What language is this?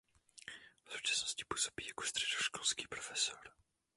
Czech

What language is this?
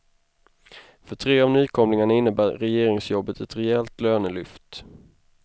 Swedish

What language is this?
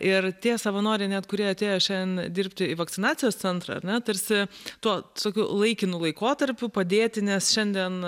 Lithuanian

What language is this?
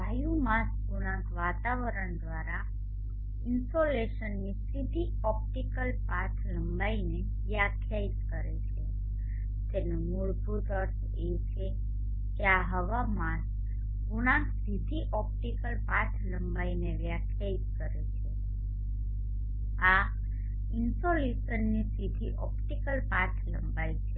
Gujarati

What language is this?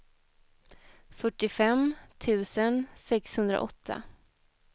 Swedish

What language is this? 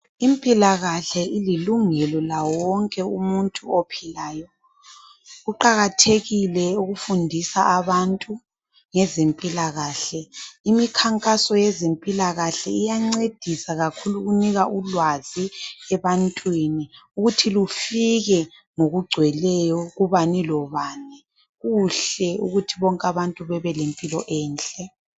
North Ndebele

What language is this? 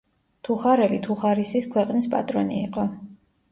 Georgian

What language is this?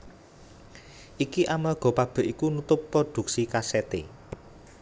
Javanese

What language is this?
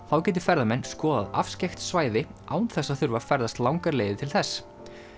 Icelandic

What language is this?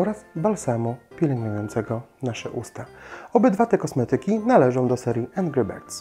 Polish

